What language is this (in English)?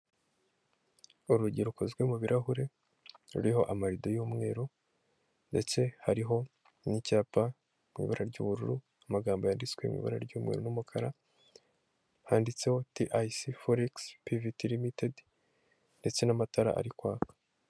Kinyarwanda